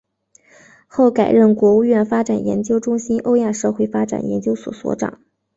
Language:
Chinese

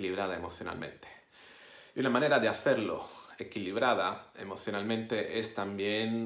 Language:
Spanish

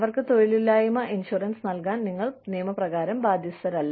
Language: Malayalam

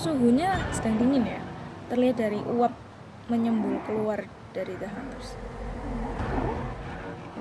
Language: Indonesian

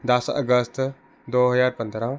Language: Punjabi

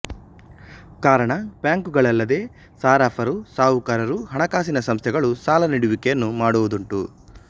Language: Kannada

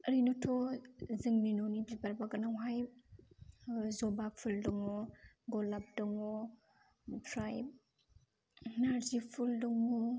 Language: Bodo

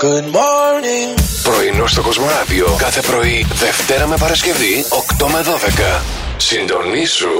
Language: Greek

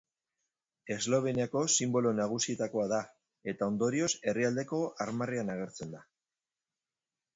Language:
Basque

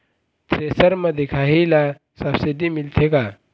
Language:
Chhattisgarhi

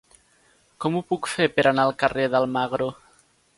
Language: Catalan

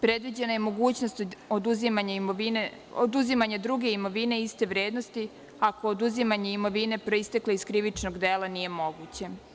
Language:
Serbian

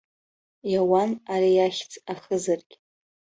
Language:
Abkhazian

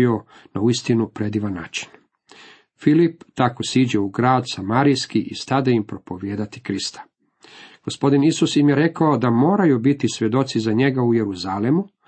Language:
Croatian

